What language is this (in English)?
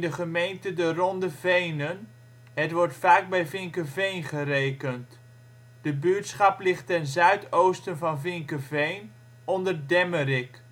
Dutch